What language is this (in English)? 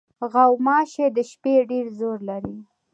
Pashto